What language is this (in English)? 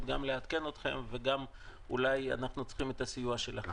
Hebrew